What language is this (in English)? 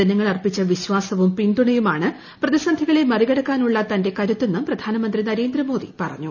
Malayalam